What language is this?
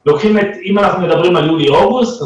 Hebrew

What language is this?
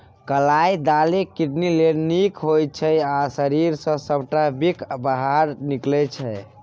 Maithili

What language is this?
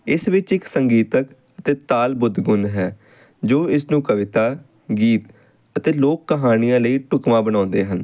Punjabi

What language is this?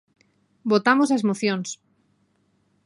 Galician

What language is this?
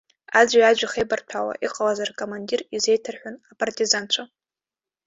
Abkhazian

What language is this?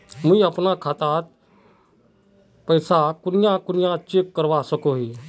Magahi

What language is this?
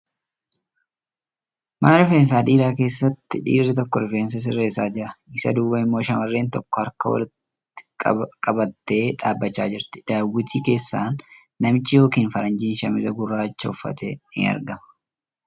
Oromo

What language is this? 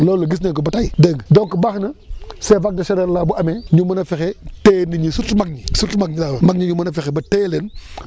Wolof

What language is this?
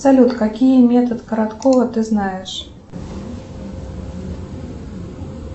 Russian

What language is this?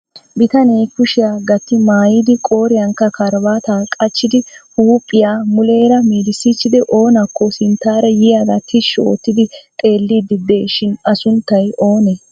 Wolaytta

